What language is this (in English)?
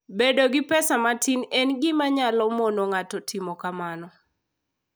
Luo (Kenya and Tanzania)